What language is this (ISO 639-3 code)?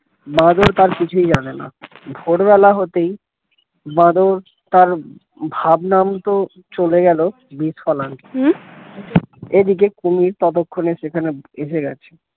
ben